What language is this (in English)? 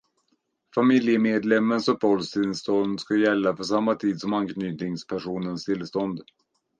Swedish